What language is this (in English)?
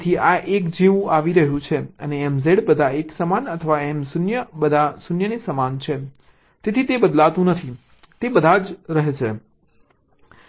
Gujarati